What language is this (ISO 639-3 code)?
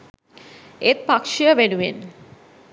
sin